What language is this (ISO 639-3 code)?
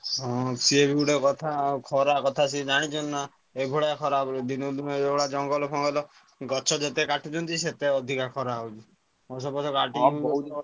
ori